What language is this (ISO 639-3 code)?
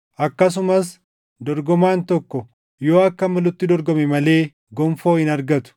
orm